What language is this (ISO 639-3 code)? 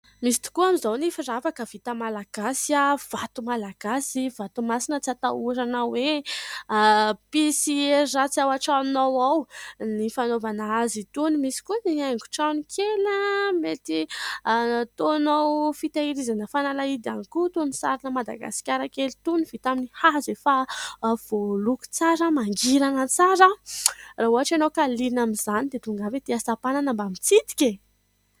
mlg